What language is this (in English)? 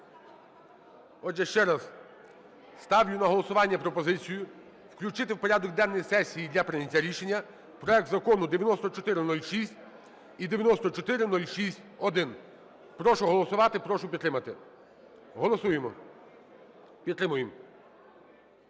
Ukrainian